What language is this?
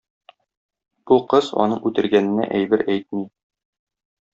Tatar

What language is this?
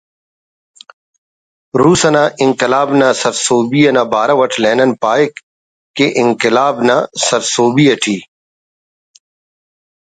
Brahui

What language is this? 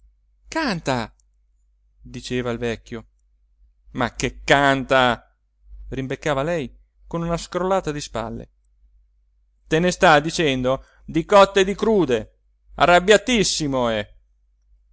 Italian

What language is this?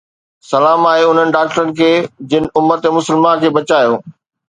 Sindhi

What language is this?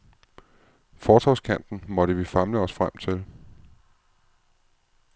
Danish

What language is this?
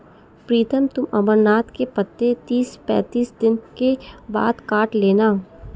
Hindi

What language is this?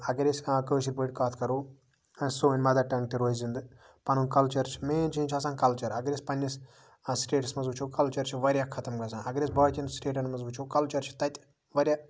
Kashmiri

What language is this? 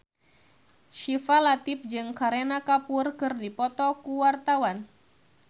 Sundanese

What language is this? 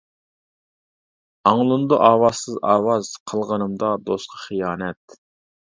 Uyghur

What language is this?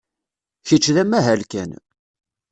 Kabyle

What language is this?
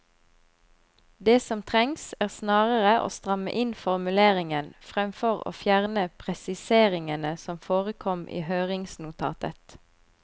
Norwegian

